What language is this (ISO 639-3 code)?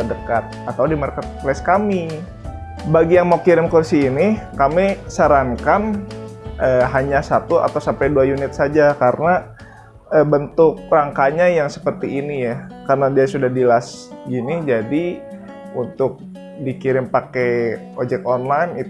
ind